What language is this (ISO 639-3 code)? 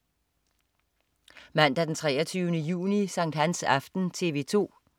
dan